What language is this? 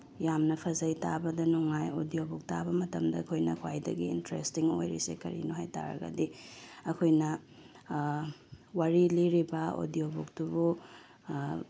Manipuri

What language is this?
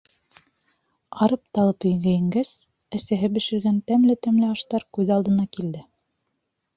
Bashkir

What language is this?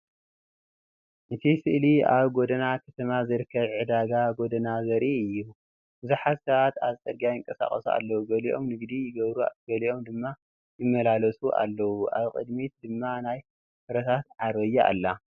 Tigrinya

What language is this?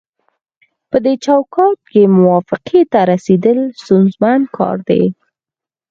Pashto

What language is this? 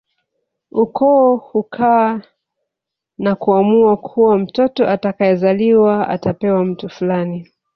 Swahili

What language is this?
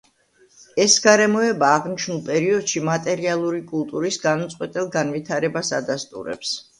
Georgian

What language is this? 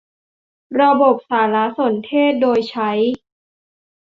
Thai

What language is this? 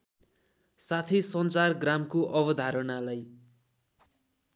Nepali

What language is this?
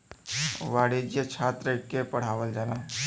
Bhojpuri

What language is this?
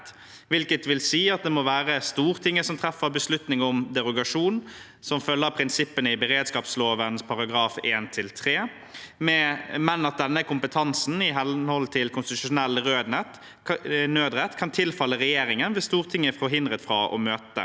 Norwegian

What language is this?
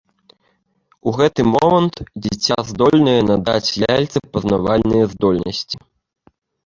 Belarusian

